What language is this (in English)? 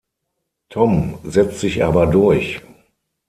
German